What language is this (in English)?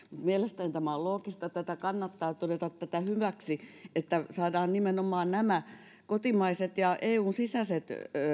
Finnish